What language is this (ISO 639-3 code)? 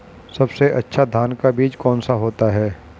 hin